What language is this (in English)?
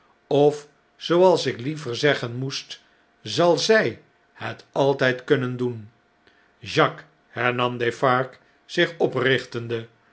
Dutch